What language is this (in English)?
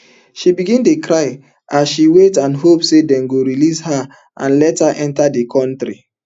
Nigerian Pidgin